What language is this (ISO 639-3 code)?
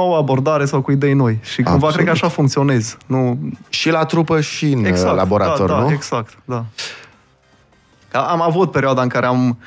ron